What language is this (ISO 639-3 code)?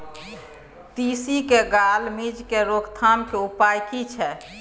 mai